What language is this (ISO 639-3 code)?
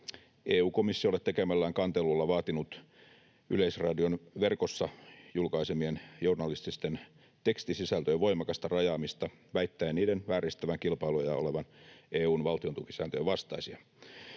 fin